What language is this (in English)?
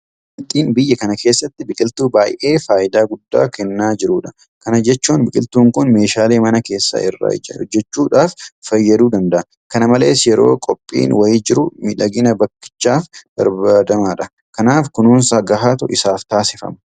Oromo